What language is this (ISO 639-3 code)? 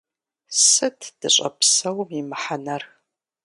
kbd